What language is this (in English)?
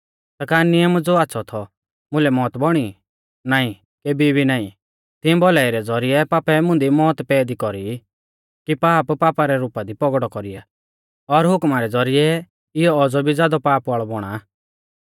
Mahasu Pahari